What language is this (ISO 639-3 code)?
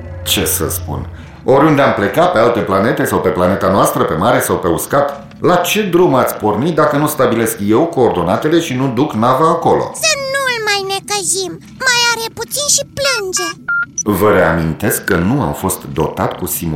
ron